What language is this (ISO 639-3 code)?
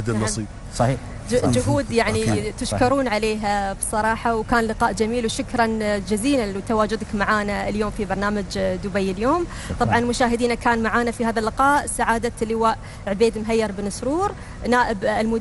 ara